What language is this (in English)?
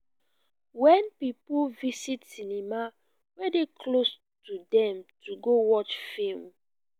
Nigerian Pidgin